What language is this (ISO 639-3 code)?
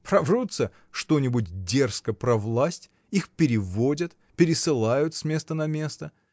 rus